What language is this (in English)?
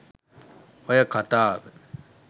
Sinhala